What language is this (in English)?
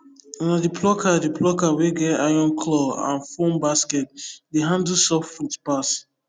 Nigerian Pidgin